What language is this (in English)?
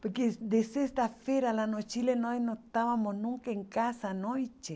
Portuguese